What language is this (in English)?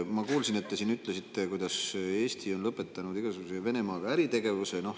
Estonian